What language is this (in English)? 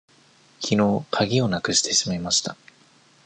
Japanese